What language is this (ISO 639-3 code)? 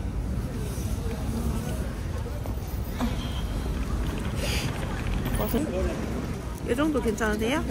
kor